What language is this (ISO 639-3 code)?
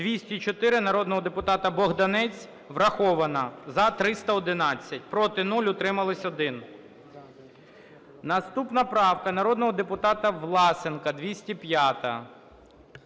ukr